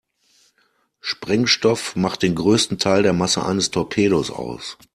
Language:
German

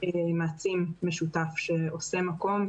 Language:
Hebrew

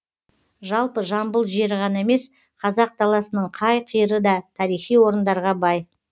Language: Kazakh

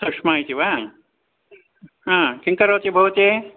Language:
Sanskrit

